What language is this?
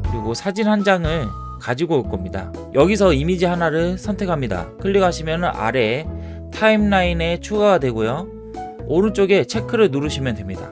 Korean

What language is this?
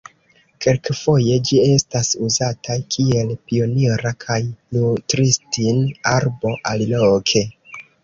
Esperanto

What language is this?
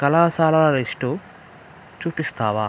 Telugu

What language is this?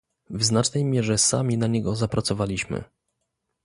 Polish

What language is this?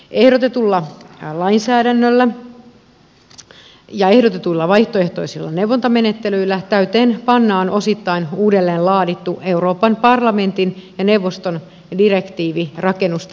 Finnish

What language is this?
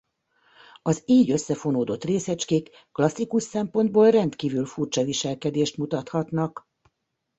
Hungarian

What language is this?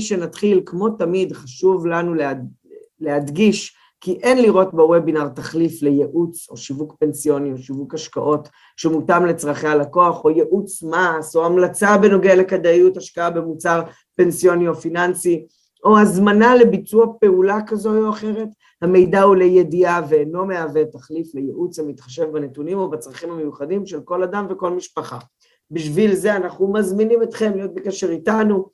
Hebrew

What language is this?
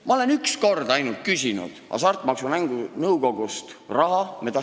Estonian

